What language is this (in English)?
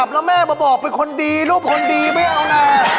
Thai